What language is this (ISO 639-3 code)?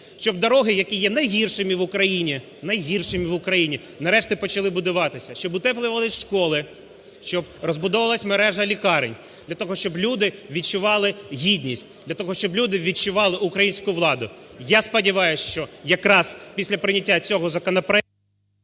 ukr